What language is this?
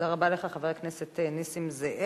Hebrew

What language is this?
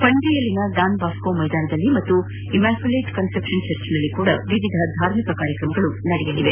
Kannada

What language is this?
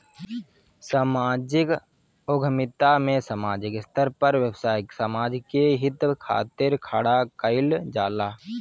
Bhojpuri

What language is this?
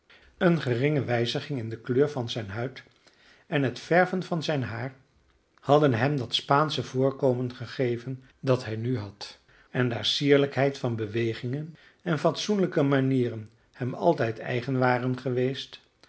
Dutch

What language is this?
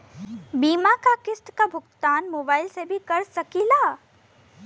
Bhojpuri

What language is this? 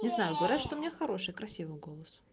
Russian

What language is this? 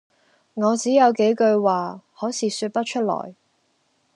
Cantonese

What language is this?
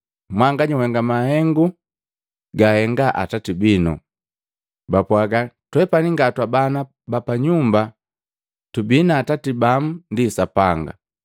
Matengo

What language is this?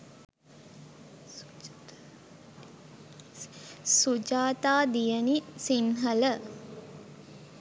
Sinhala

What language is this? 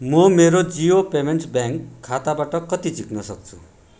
Nepali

